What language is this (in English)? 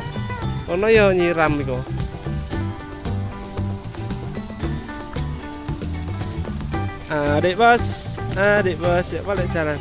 Indonesian